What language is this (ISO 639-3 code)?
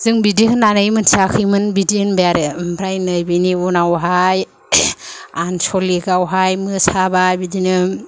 brx